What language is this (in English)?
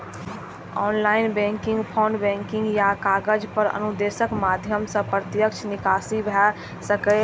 Maithili